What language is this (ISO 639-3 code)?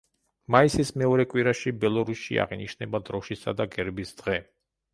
kat